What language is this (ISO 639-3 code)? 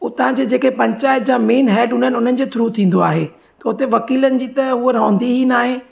snd